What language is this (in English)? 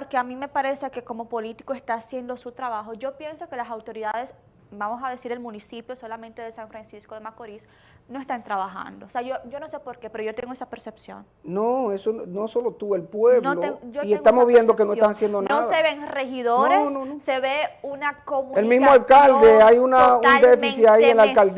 Spanish